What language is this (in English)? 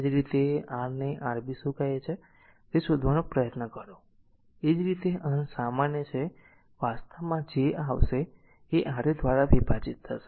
Gujarati